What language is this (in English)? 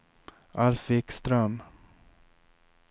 Swedish